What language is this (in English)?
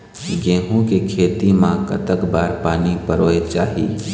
Chhattisgarhi